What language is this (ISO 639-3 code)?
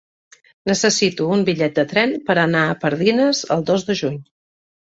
cat